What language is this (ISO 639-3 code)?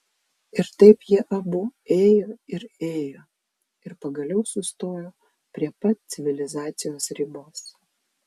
lit